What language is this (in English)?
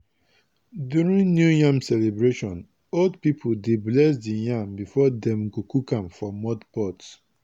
Nigerian Pidgin